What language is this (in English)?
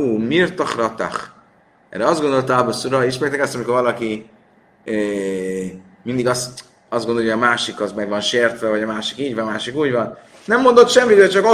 Hungarian